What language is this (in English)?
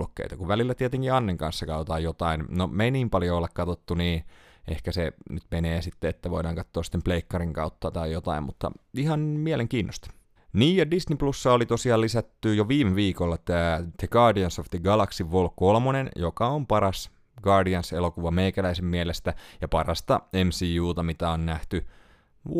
Finnish